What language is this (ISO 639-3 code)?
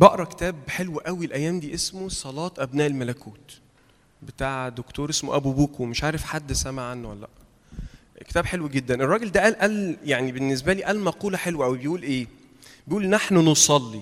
ara